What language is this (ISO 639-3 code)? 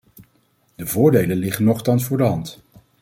nld